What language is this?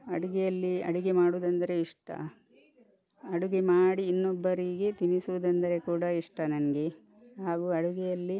Kannada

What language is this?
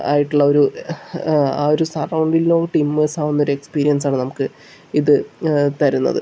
Malayalam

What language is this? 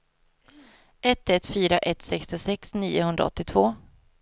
Swedish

